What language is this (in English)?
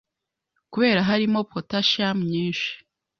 Kinyarwanda